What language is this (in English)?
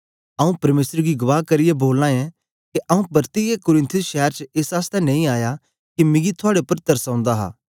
Dogri